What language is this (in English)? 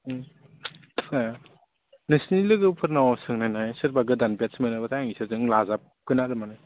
Bodo